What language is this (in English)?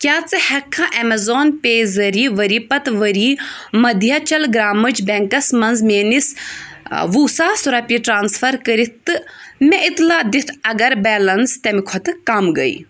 Kashmiri